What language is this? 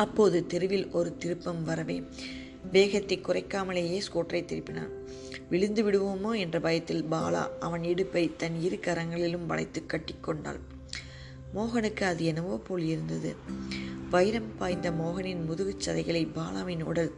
Tamil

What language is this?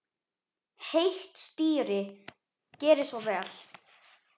Icelandic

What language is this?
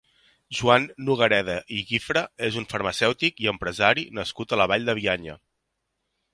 Catalan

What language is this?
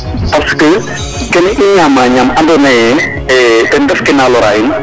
Serer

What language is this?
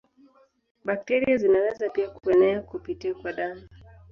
Swahili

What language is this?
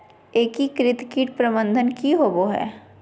Magahi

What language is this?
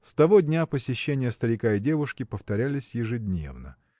Russian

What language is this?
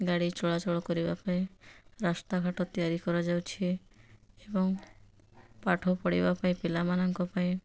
Odia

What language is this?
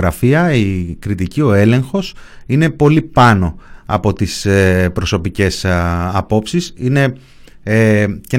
Greek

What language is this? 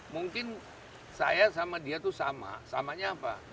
Indonesian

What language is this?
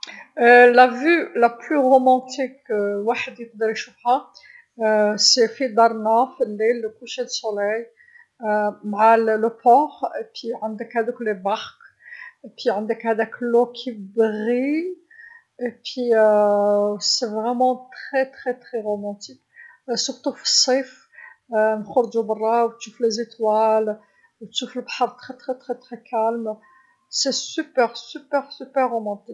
Algerian Arabic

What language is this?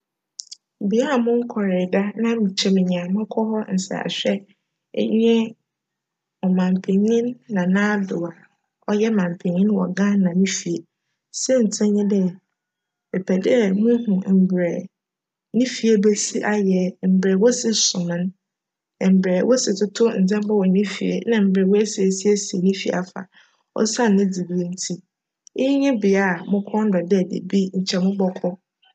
Akan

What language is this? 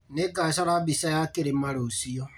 Kikuyu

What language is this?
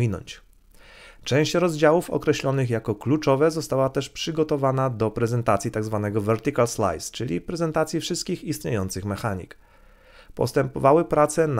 Polish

